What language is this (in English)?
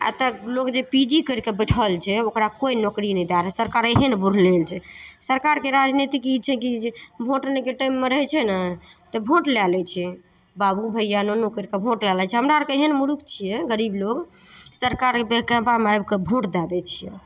Maithili